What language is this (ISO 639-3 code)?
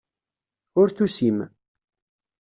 kab